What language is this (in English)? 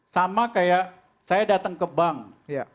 Indonesian